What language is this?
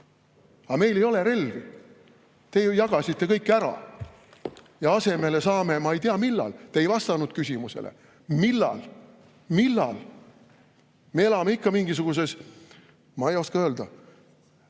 Estonian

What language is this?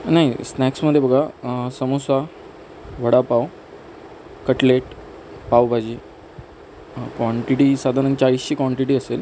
Marathi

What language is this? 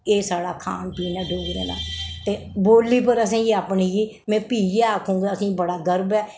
Dogri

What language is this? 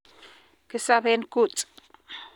Kalenjin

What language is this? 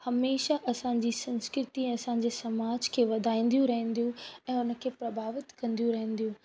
Sindhi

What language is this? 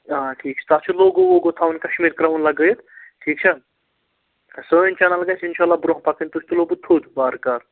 Kashmiri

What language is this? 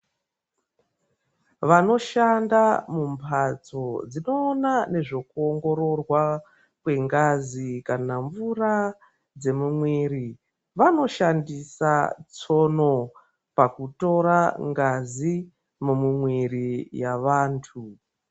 Ndau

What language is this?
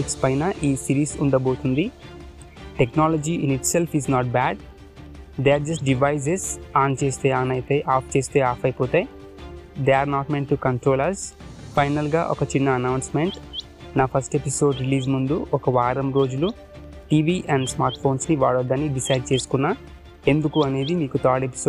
Telugu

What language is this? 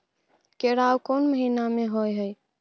Maithili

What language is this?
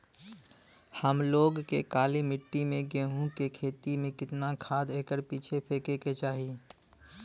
Bhojpuri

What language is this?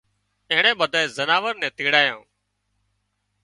Wadiyara Koli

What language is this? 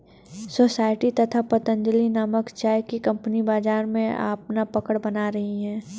Hindi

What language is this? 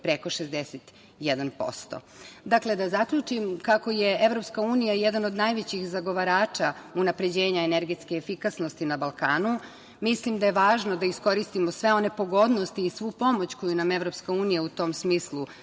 Serbian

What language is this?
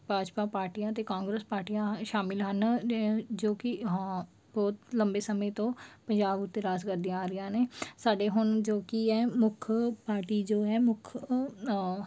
Punjabi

